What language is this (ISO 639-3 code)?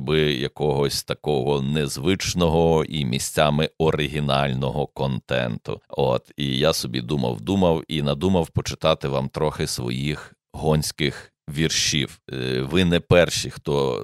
ukr